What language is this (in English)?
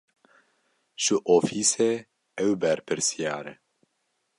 Kurdish